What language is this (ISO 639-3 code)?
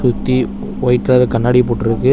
tam